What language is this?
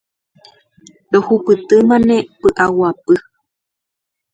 Guarani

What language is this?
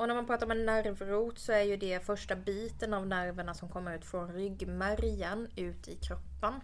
Swedish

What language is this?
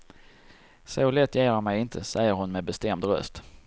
Swedish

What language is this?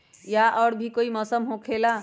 Magahi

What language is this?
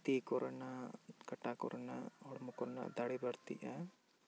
Santali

